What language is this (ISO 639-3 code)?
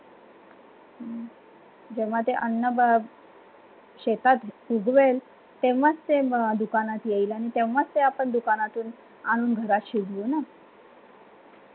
mar